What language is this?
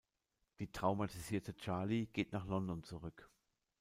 German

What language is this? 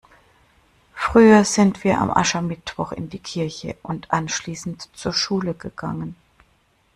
German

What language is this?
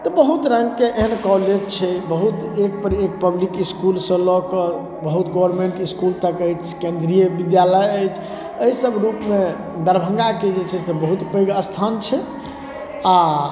Maithili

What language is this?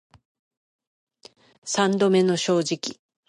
Japanese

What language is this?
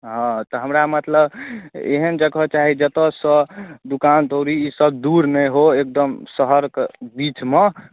Maithili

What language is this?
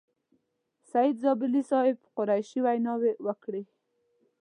Pashto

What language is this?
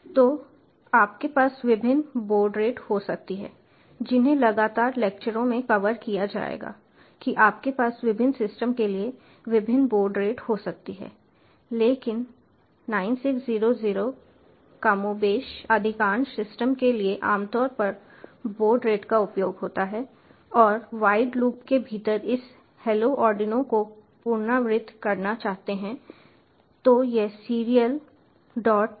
Hindi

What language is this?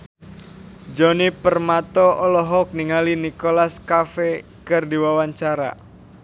Sundanese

